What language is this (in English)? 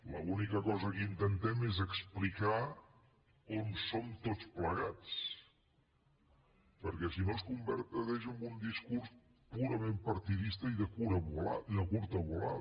Catalan